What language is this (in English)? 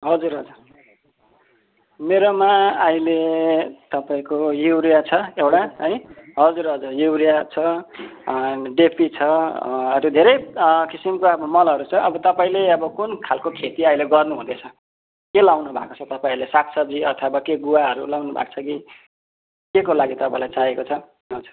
Nepali